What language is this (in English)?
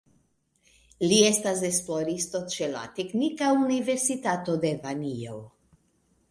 Esperanto